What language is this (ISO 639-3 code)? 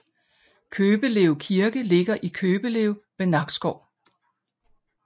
dan